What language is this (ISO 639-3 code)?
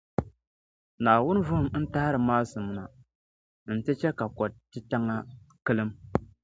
dag